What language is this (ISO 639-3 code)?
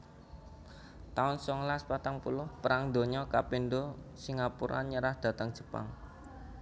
jav